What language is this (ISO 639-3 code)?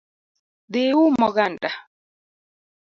luo